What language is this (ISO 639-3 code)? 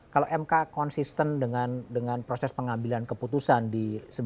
ind